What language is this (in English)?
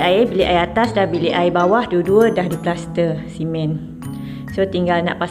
Malay